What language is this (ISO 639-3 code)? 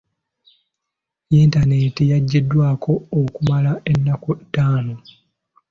lug